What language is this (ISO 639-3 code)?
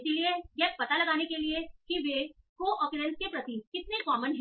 hin